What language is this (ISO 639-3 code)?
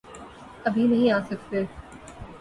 urd